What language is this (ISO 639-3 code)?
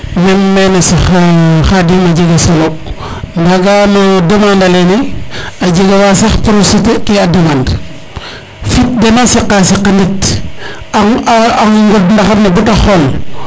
srr